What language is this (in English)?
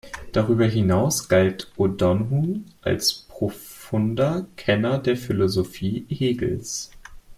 German